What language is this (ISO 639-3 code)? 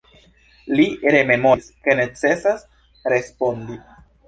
epo